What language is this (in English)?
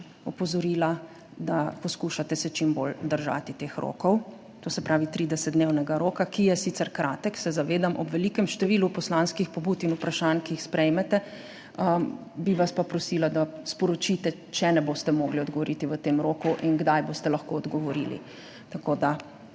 Slovenian